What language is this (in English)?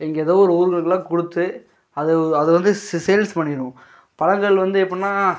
Tamil